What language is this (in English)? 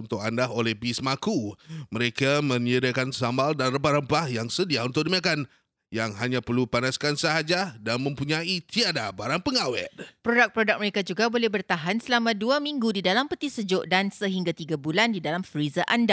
Malay